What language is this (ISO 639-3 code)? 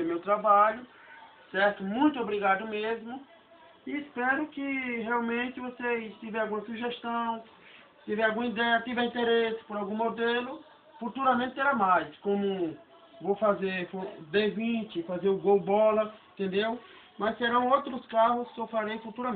por